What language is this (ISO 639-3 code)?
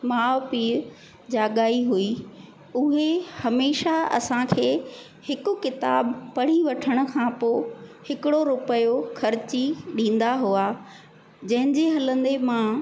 snd